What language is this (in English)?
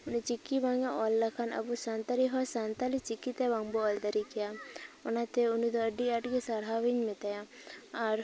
Santali